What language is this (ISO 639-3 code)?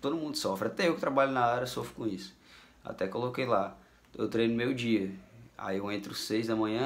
por